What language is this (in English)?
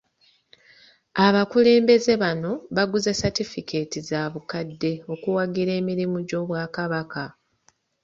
Ganda